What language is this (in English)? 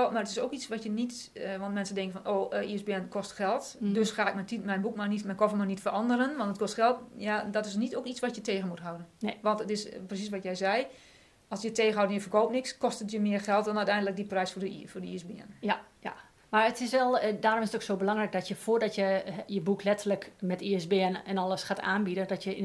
Dutch